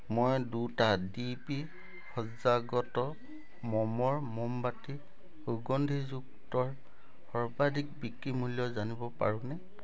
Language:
Assamese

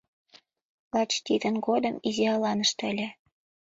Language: Mari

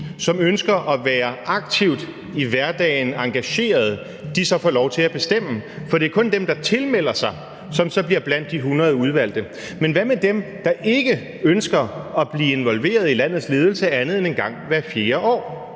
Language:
Danish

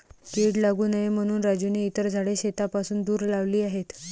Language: Marathi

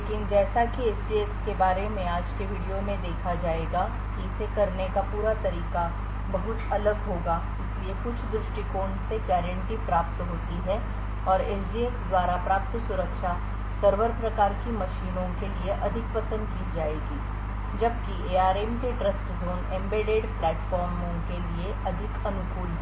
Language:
Hindi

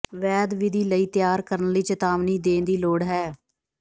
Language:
Punjabi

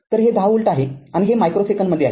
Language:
Marathi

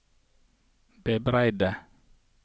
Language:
Norwegian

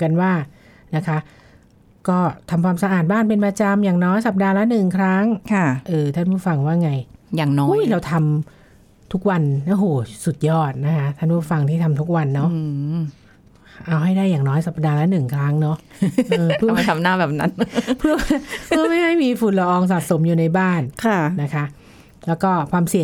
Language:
Thai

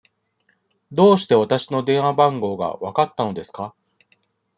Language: Japanese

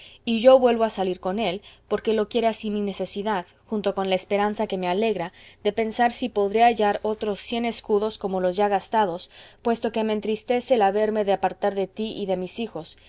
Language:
Spanish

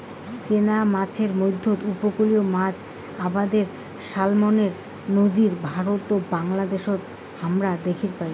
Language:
Bangla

